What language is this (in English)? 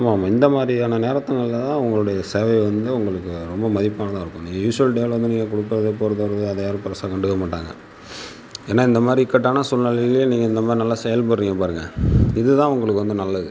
Tamil